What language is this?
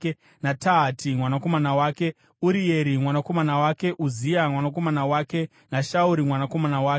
Shona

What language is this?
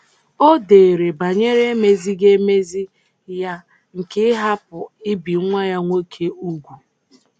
Igbo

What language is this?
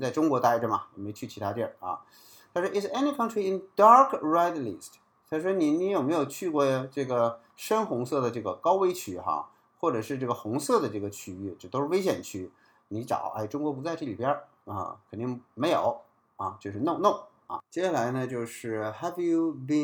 Chinese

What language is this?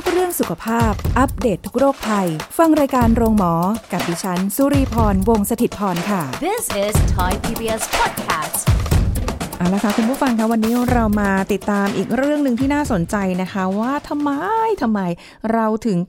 Thai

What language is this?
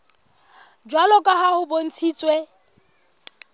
Southern Sotho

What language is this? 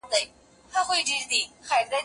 Pashto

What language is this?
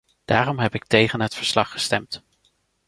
Dutch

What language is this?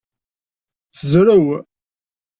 Kabyle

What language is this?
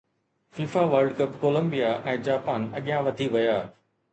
Sindhi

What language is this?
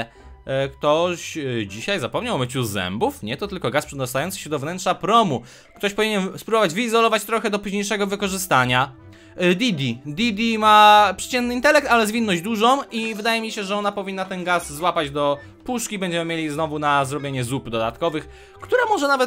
Polish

